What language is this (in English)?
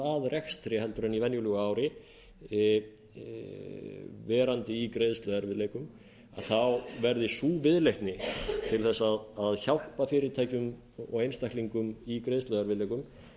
Icelandic